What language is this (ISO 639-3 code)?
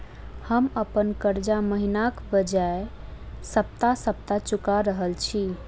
mai